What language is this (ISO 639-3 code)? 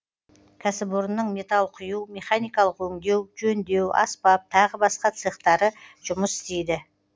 kaz